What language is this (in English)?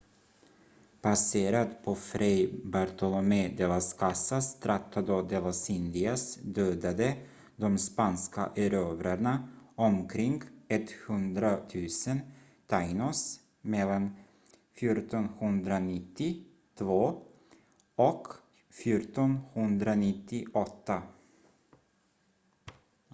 Swedish